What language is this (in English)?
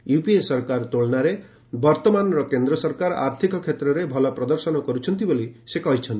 Odia